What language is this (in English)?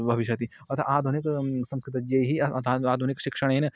Sanskrit